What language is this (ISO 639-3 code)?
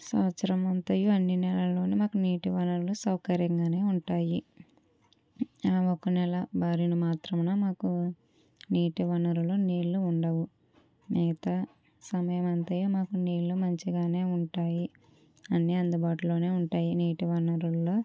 tel